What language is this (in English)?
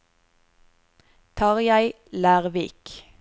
Norwegian